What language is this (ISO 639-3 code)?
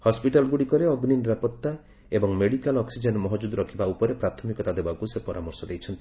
ori